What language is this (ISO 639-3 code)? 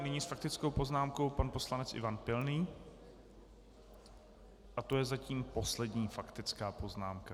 ces